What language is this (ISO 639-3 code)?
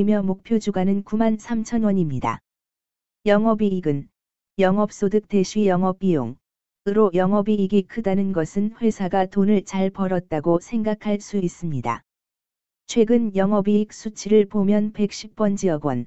kor